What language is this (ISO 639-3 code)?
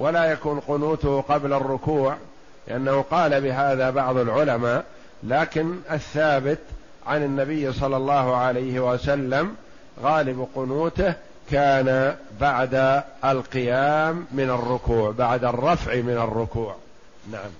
ara